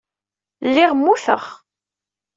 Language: Kabyle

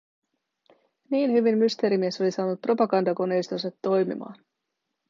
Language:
Finnish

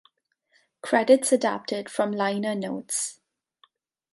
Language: English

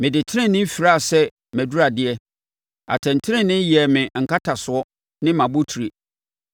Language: Akan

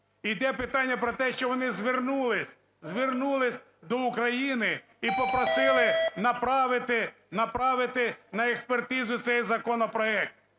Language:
Ukrainian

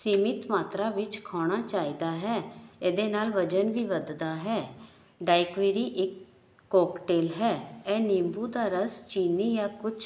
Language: Punjabi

